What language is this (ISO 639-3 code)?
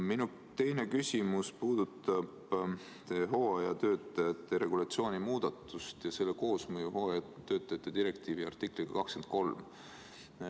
est